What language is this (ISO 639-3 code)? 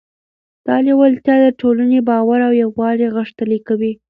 pus